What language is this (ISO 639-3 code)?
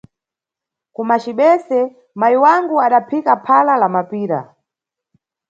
nyu